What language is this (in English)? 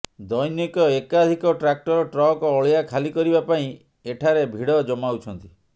Odia